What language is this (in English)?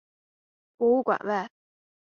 Chinese